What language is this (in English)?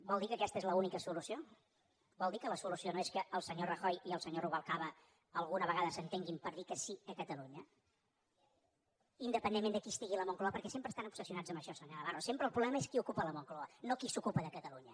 Catalan